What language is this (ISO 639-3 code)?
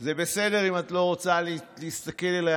heb